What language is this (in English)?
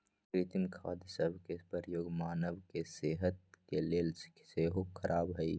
Magahi